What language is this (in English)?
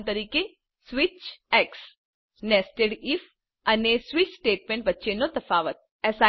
Gujarati